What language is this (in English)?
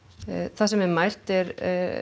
Icelandic